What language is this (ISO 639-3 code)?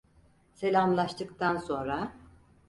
tur